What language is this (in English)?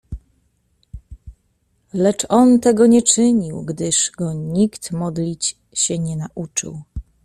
Polish